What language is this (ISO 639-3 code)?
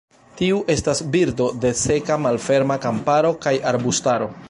epo